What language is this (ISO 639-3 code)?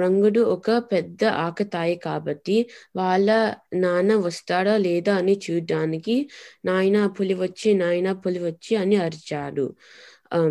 tel